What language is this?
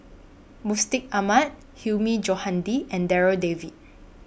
English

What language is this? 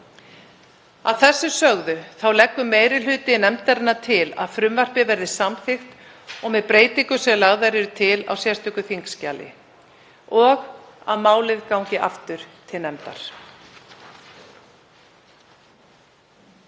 Icelandic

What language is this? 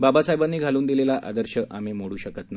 Marathi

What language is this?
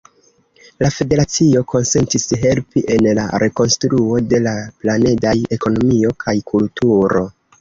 Esperanto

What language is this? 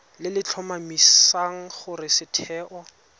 Tswana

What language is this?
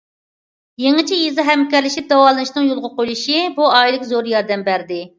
Uyghur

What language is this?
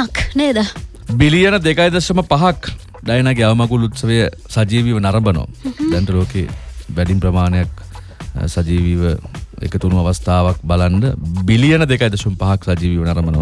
Indonesian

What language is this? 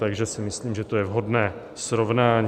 Czech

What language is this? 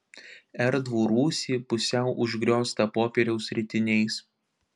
Lithuanian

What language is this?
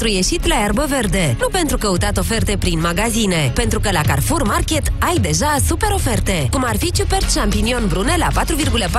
Romanian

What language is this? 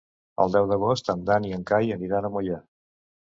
Catalan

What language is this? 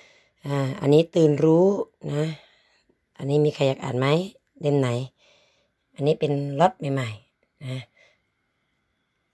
Thai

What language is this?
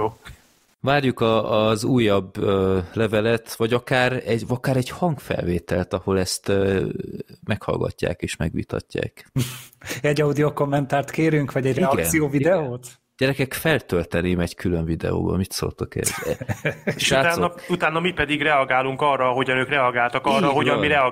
Hungarian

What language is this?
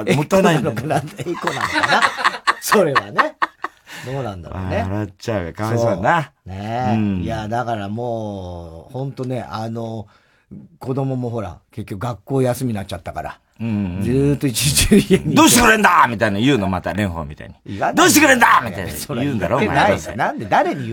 Japanese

